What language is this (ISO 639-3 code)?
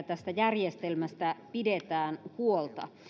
fin